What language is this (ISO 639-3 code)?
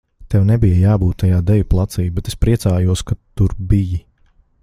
lav